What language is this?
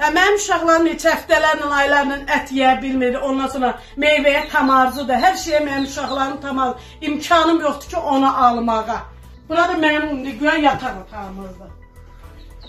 Turkish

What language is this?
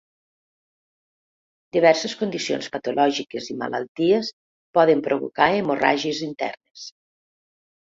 Catalan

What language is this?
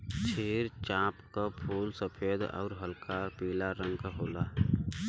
Bhojpuri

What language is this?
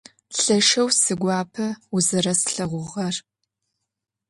Adyghe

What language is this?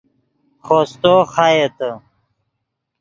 Yidgha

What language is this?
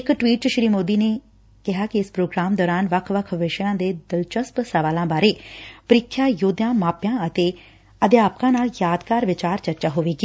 Punjabi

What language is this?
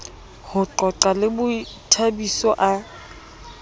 Southern Sotho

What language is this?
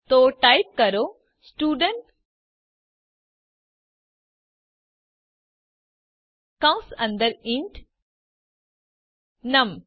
Gujarati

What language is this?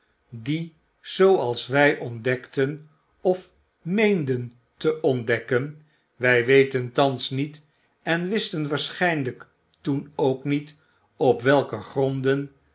Dutch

